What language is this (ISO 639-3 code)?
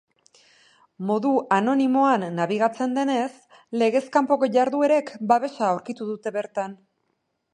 eus